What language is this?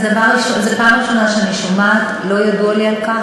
Hebrew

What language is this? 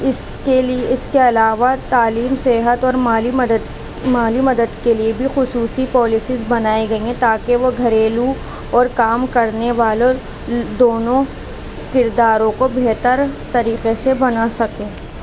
Urdu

